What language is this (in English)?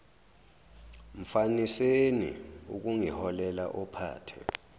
Zulu